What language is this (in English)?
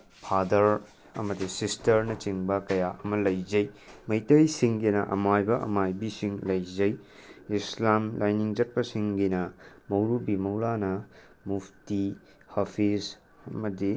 Manipuri